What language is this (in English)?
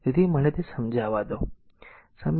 Gujarati